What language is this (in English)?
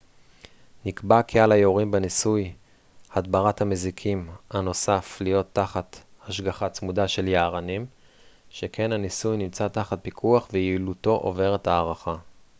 Hebrew